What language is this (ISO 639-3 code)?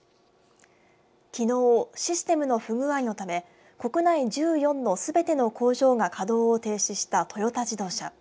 jpn